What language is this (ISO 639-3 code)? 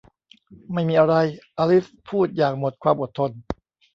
tha